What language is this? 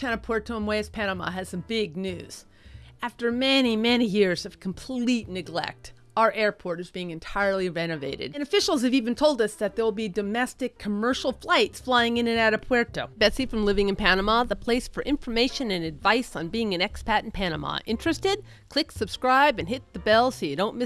English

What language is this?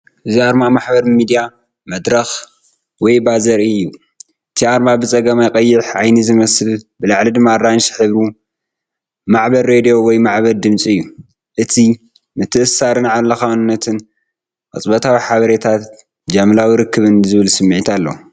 Tigrinya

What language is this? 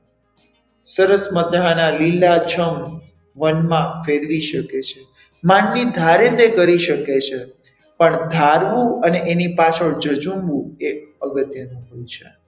Gujarati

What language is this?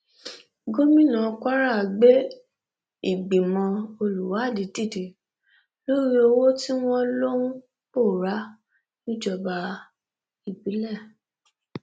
Yoruba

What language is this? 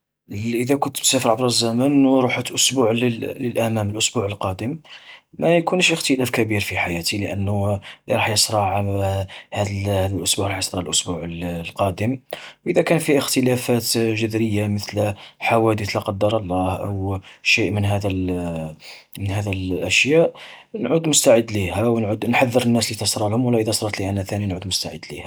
Algerian Arabic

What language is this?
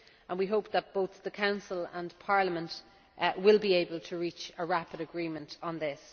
English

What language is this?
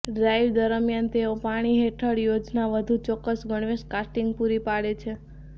Gujarati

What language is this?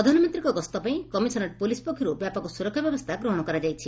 Odia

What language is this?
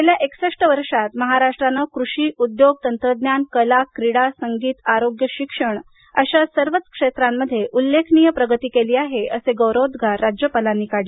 Marathi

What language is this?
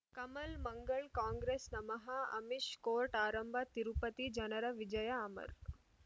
Kannada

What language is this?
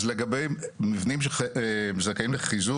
Hebrew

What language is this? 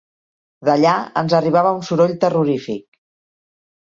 Catalan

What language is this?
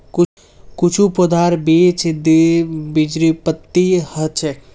Magahi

